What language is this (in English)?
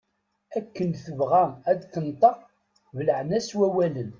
Kabyle